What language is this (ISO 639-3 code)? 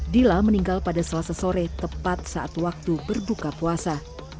ind